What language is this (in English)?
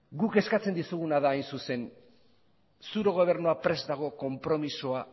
Basque